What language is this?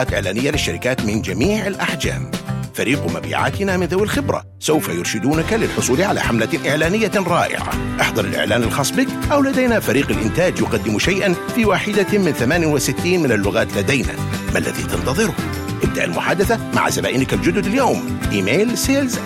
Arabic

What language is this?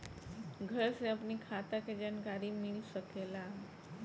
Bhojpuri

